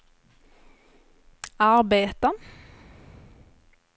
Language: Swedish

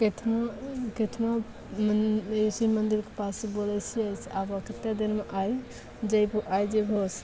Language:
Maithili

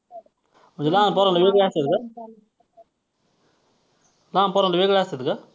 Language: Marathi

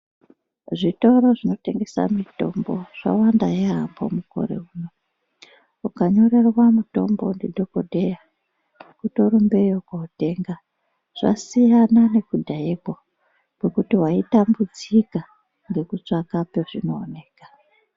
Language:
Ndau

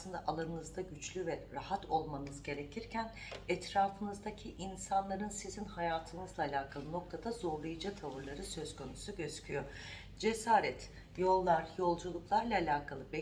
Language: Turkish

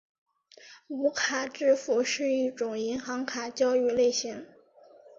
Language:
Chinese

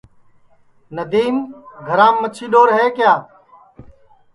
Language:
Sansi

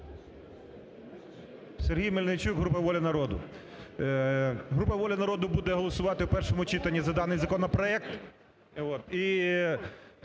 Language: Ukrainian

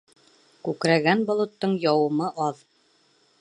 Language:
Bashkir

